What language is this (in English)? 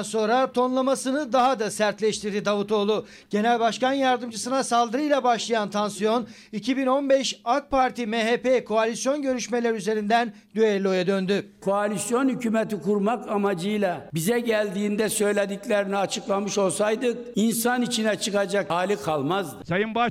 Turkish